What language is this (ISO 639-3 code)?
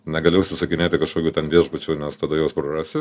lit